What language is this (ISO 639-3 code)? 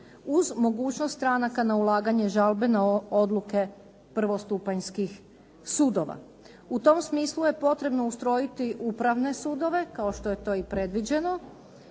hrv